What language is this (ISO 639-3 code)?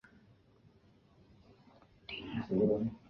zho